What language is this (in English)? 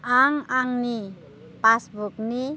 Bodo